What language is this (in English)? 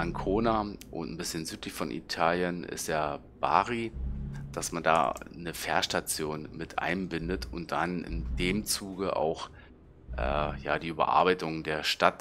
German